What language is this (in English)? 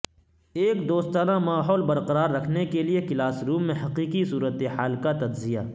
Urdu